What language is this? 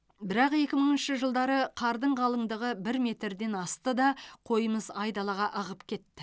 Kazakh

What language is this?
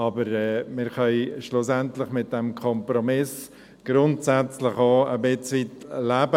Swiss German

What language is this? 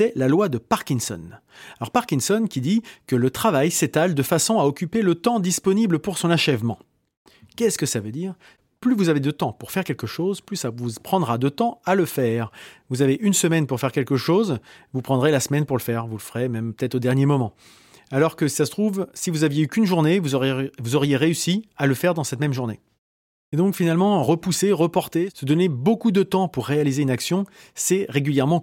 French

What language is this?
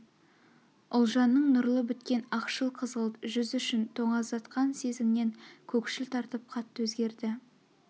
Kazakh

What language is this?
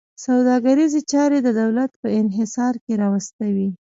Pashto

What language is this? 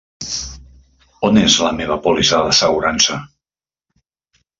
Catalan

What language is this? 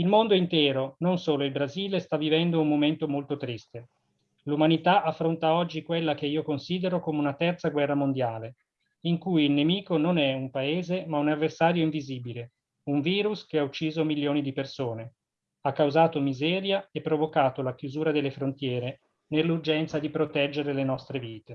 Italian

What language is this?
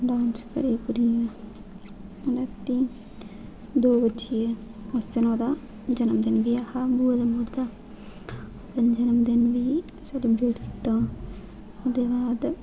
Dogri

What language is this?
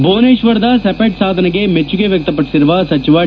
Kannada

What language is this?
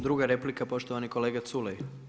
Croatian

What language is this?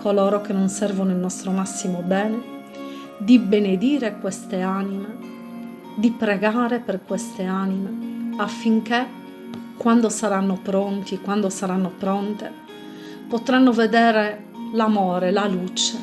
Italian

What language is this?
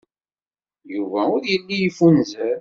Kabyle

